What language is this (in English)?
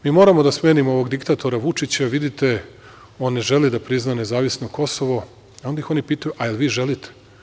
Serbian